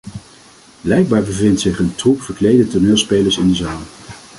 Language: Dutch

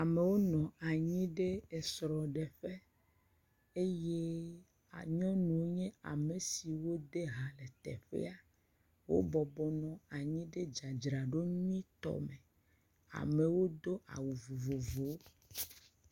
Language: Ewe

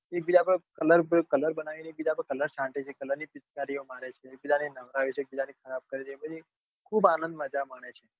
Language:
Gujarati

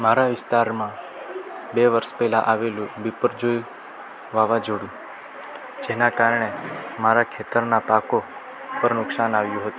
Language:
Gujarati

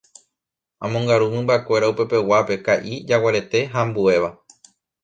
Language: Guarani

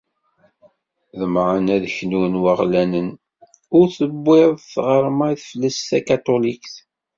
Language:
Kabyle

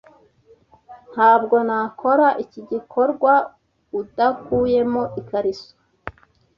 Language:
Kinyarwanda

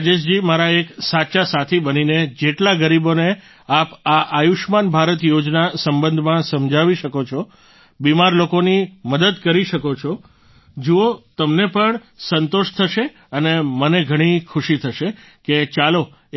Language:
Gujarati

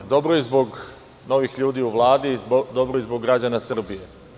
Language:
Serbian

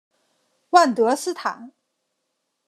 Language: Chinese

